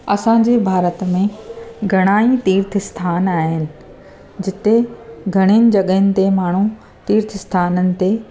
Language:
Sindhi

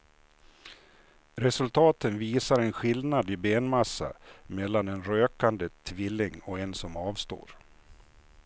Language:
Swedish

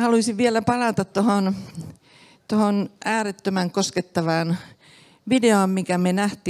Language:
Finnish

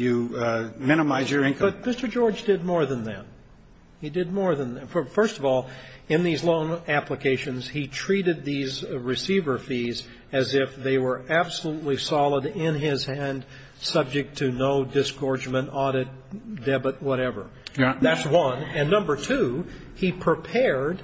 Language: English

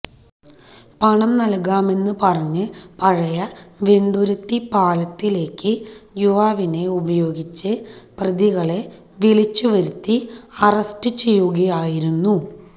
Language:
Malayalam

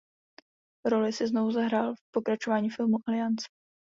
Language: Czech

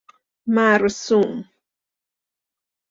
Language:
Persian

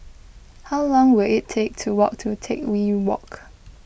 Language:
English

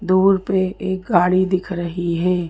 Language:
Hindi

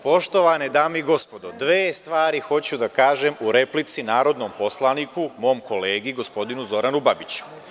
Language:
Serbian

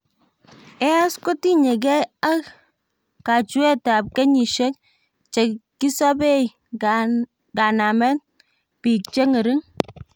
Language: Kalenjin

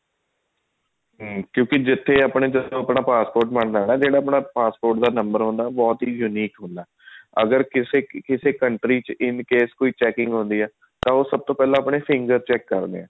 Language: Punjabi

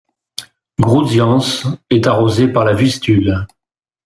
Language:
French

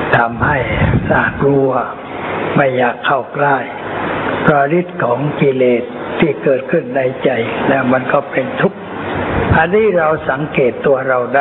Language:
Thai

